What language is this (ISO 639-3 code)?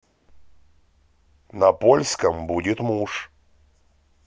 rus